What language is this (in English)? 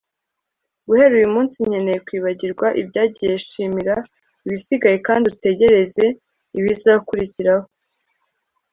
Kinyarwanda